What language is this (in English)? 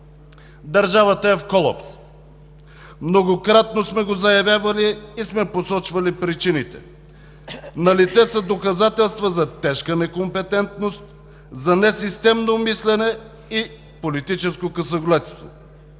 Bulgarian